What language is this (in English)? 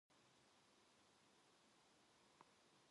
Korean